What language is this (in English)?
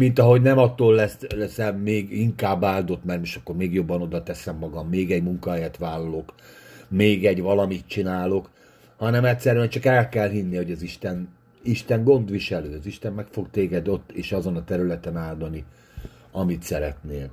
Hungarian